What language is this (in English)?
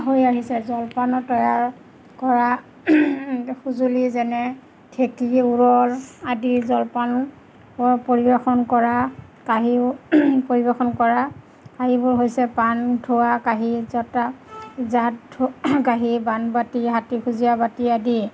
Assamese